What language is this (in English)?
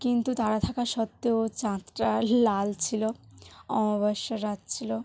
Bangla